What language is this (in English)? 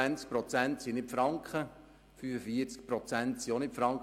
Swiss German